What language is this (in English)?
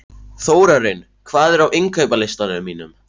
Icelandic